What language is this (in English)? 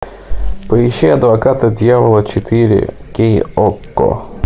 Russian